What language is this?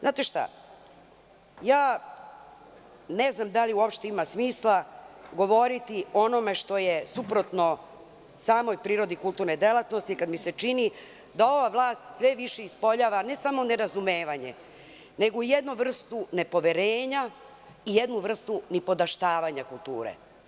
Serbian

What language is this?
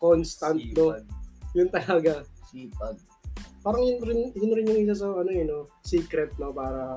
Filipino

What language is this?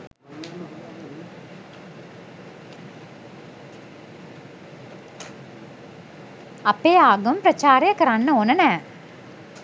Sinhala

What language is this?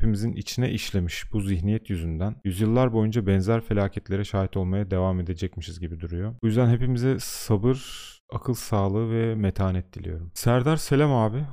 Turkish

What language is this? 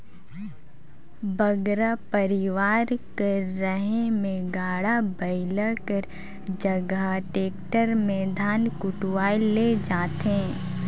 Chhattisgarhi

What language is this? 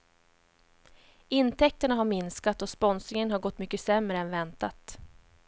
Swedish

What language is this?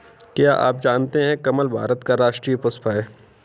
Hindi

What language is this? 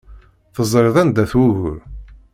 Kabyle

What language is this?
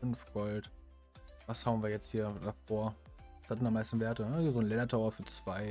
German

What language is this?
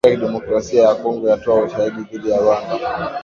Swahili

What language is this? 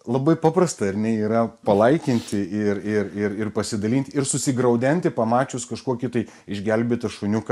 Lithuanian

